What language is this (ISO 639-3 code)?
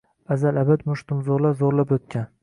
uzb